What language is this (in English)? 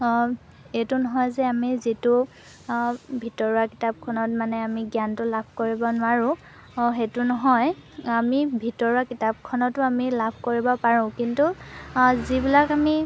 Assamese